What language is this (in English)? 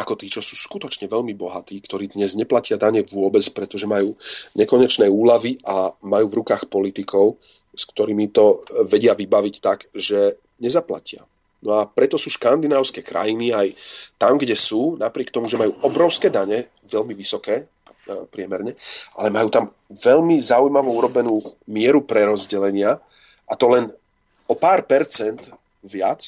Slovak